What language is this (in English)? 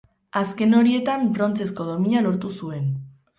Basque